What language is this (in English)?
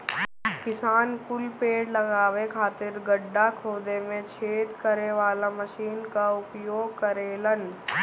Bhojpuri